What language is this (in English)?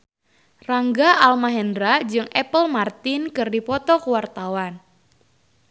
Sundanese